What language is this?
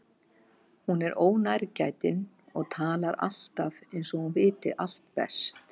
Icelandic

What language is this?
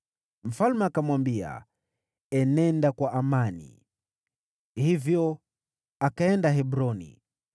Swahili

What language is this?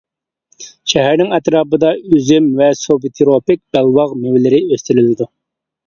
Uyghur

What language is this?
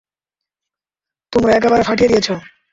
Bangla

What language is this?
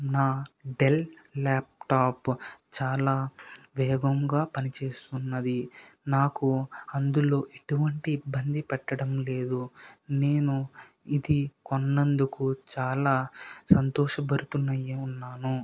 Telugu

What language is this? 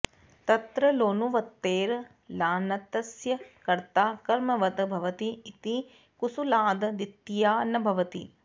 Sanskrit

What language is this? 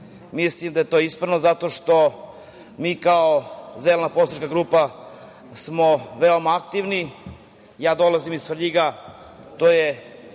Serbian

